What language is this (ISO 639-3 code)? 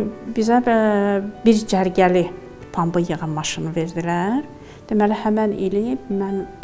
tur